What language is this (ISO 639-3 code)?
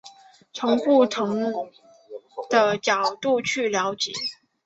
zho